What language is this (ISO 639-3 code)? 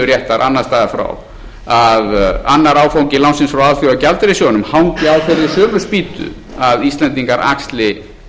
isl